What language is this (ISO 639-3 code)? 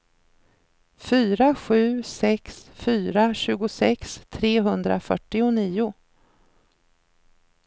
swe